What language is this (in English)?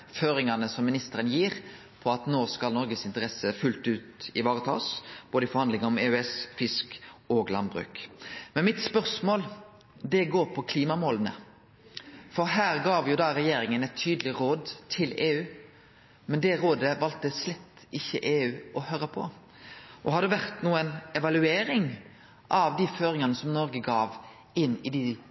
Norwegian Nynorsk